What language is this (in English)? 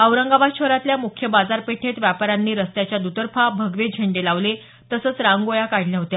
Marathi